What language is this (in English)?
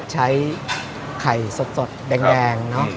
Thai